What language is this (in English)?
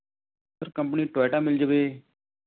Punjabi